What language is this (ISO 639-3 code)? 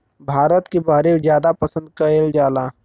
bho